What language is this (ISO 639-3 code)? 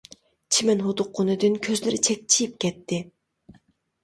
uig